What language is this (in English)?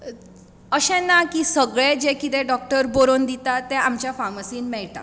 Konkani